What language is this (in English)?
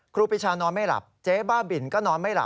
Thai